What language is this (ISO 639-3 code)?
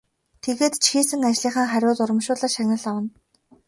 mon